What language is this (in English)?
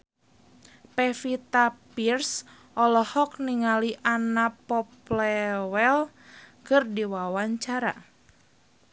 Sundanese